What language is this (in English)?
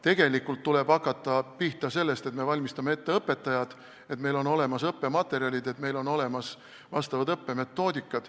Estonian